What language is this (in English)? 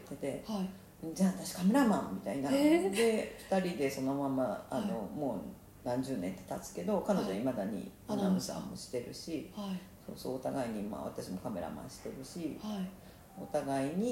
Japanese